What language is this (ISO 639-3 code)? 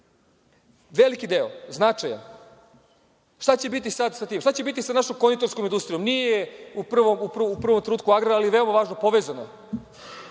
srp